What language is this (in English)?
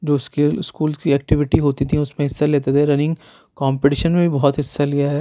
Urdu